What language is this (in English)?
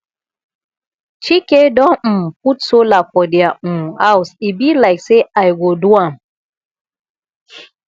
Nigerian Pidgin